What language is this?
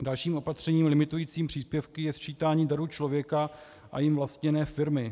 Czech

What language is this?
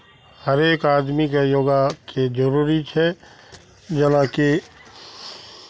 Maithili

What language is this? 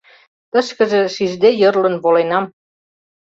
Mari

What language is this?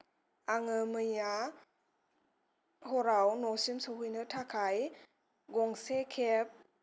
Bodo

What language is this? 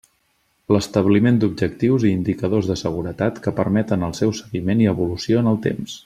Catalan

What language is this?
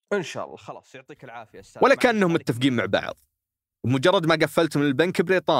Arabic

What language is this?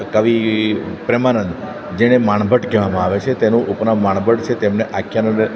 Gujarati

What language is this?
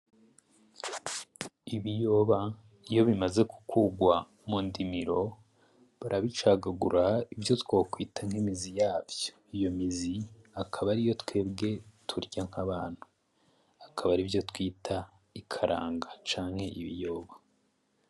Rundi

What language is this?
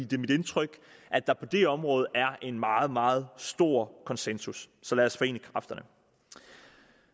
Danish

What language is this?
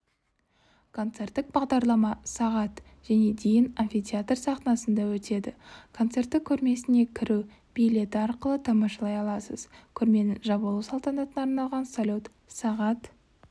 Kazakh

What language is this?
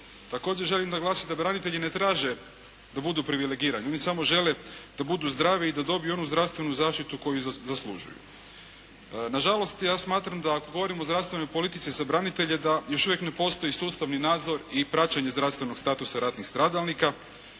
Croatian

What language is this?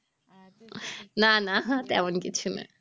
Bangla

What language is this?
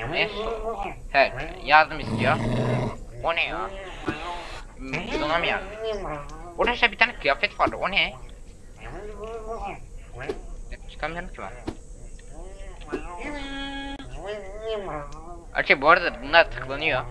Turkish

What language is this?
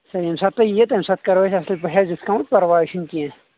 Kashmiri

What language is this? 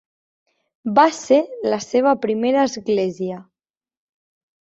Catalan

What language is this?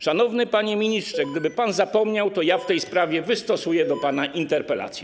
Polish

